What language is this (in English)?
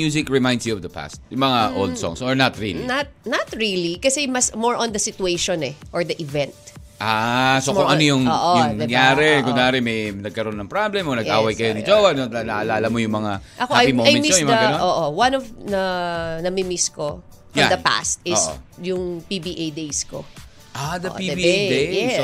Filipino